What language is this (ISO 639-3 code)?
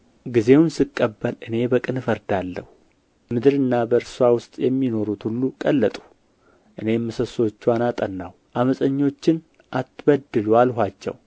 amh